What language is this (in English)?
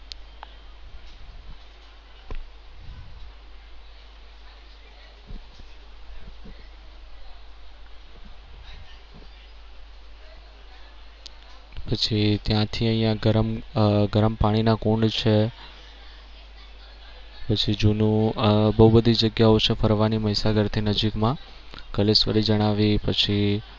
Gujarati